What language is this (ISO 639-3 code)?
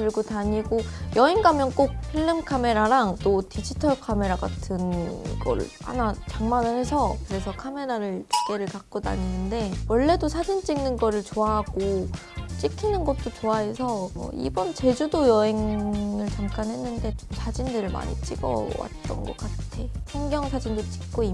kor